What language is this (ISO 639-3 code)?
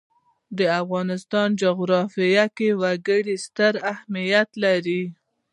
pus